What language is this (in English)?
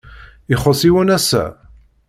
Kabyle